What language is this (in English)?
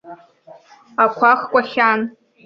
Abkhazian